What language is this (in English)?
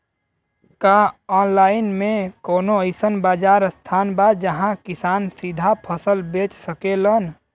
Bhojpuri